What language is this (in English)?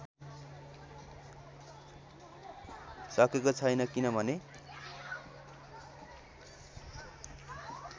Nepali